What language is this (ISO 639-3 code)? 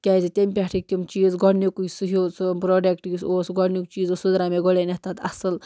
kas